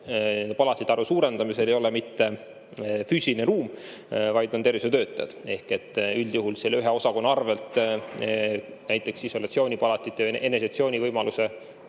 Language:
Estonian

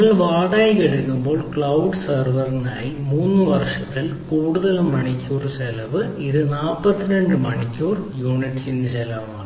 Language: Malayalam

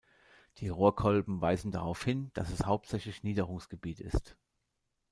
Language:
German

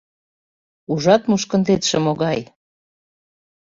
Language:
Mari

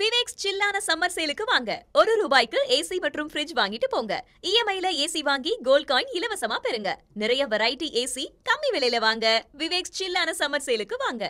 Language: Turkish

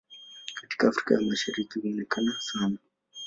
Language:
Swahili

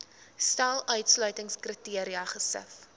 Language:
Afrikaans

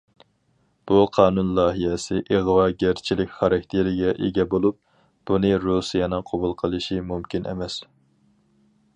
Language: Uyghur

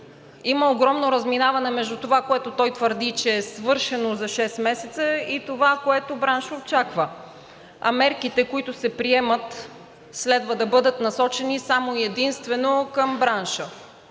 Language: Bulgarian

